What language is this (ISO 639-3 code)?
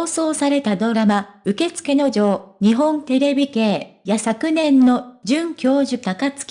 jpn